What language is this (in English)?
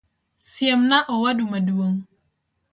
Luo (Kenya and Tanzania)